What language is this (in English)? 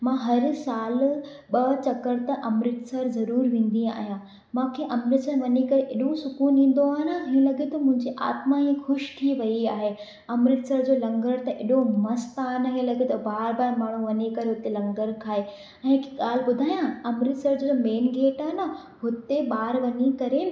Sindhi